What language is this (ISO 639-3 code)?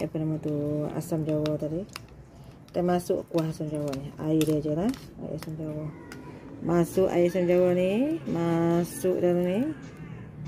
msa